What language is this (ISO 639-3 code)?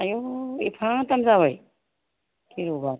brx